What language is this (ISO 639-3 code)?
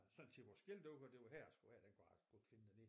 dan